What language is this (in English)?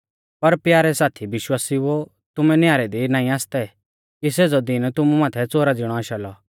Mahasu Pahari